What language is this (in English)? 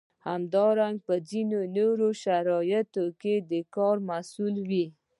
Pashto